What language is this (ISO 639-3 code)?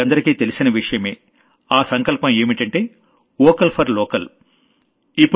tel